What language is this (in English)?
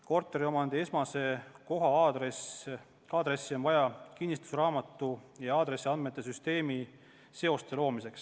Estonian